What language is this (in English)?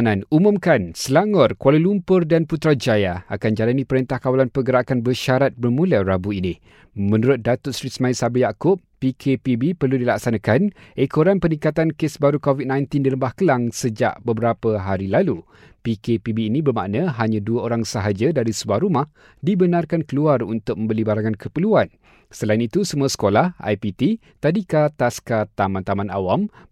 Malay